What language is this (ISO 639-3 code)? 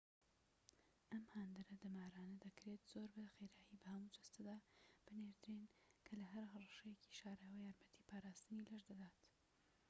ckb